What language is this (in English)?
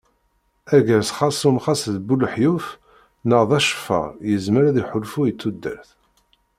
Kabyle